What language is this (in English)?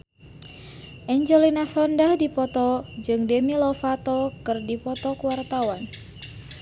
Sundanese